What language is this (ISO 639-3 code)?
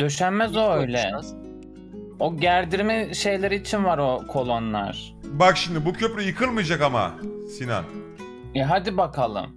tur